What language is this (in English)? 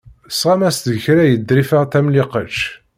Kabyle